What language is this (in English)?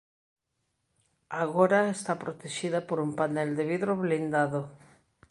Galician